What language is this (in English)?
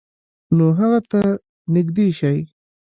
Pashto